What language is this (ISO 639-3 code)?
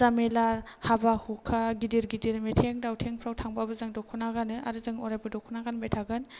brx